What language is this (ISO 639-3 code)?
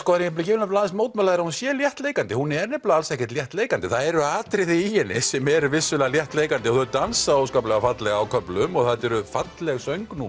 isl